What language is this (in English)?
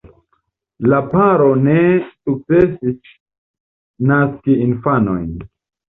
Esperanto